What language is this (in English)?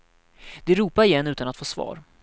Swedish